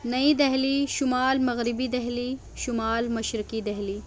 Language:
Urdu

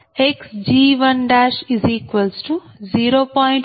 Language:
Telugu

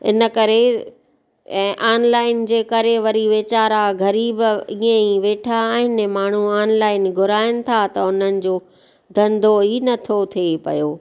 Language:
Sindhi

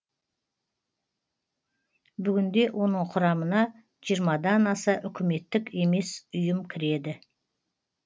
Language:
Kazakh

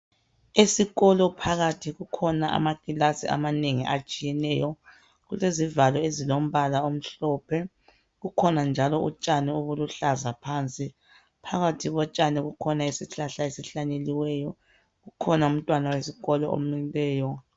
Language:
North Ndebele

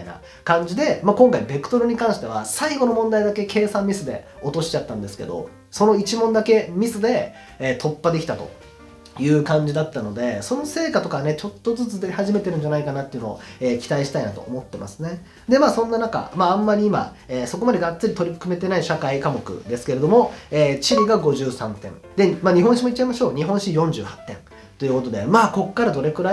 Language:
Japanese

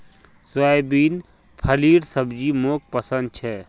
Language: Magahi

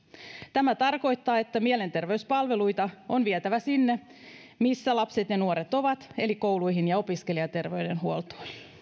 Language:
Finnish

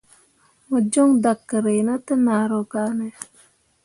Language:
Mundang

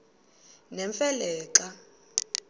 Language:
Xhosa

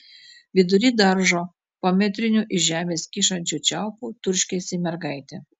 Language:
Lithuanian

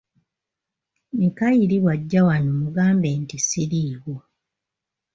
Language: Ganda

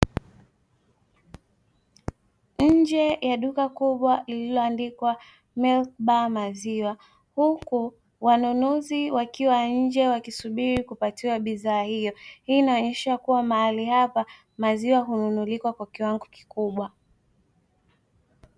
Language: Swahili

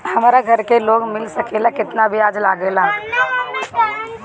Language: Bhojpuri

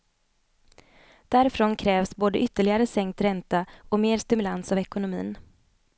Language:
Swedish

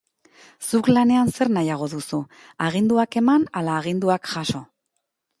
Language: Basque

